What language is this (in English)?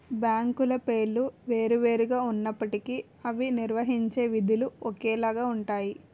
Telugu